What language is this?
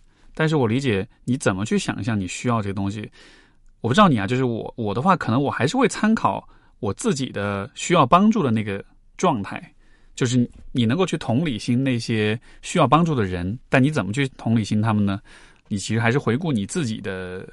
Chinese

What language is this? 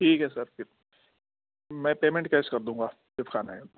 Urdu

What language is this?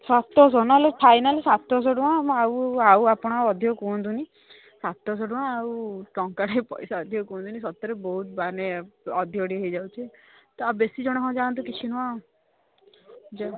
Odia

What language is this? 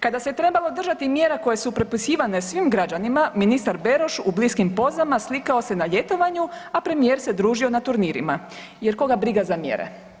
Croatian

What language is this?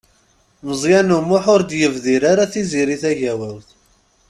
Kabyle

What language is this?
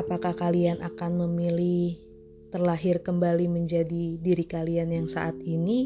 Indonesian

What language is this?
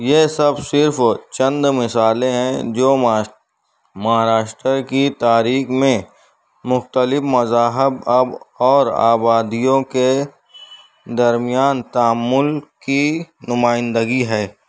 Urdu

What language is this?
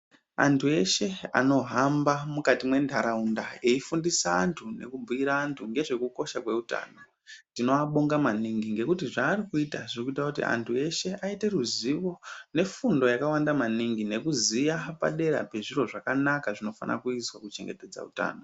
Ndau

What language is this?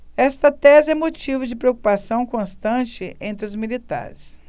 Portuguese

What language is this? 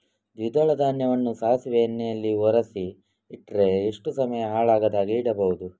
Kannada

